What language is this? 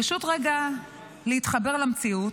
Hebrew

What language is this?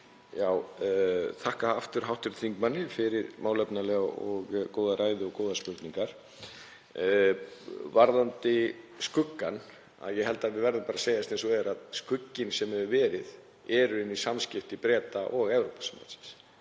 Icelandic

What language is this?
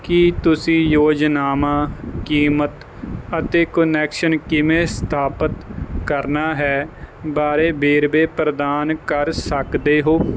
Punjabi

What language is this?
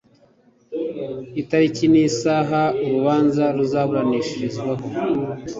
Kinyarwanda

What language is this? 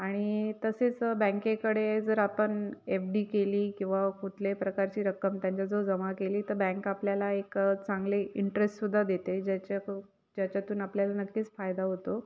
Marathi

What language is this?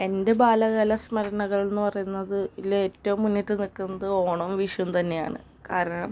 Malayalam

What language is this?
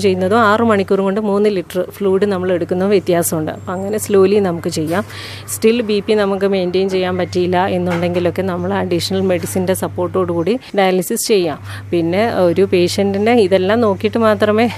Malayalam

